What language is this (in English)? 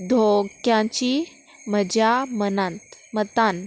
Konkani